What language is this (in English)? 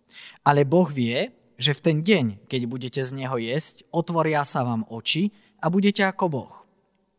Slovak